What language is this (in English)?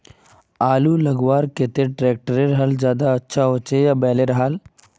Magahi